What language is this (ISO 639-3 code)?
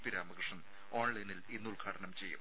mal